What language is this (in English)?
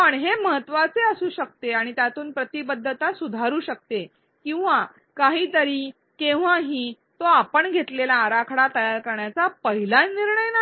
Marathi